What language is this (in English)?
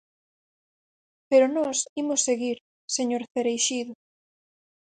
Galician